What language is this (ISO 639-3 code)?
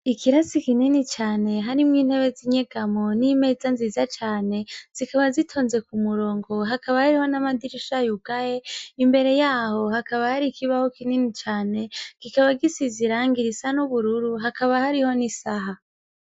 run